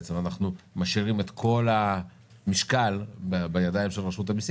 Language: Hebrew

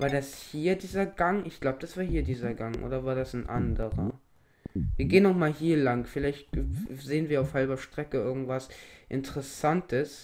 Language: German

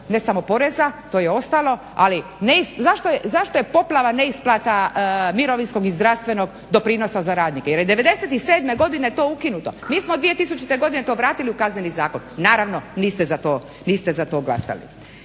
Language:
Croatian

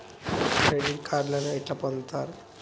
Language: Telugu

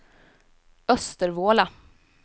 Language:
Swedish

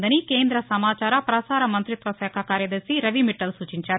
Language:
Telugu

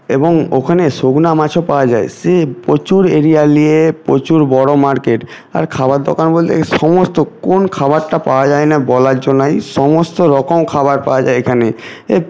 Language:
Bangla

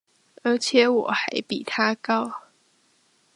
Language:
Chinese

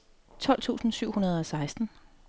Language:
Danish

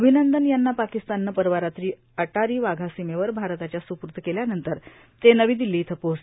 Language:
Marathi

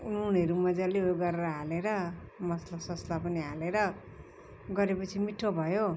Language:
Nepali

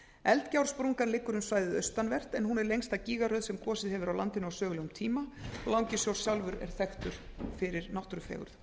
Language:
Icelandic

